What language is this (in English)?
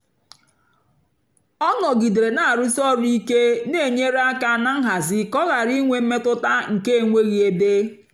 Igbo